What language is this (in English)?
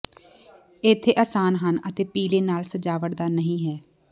Punjabi